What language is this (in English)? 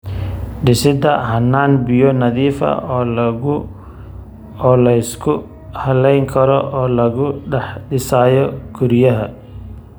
Somali